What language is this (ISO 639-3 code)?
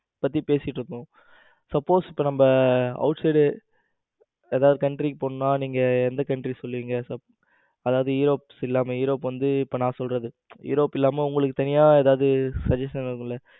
tam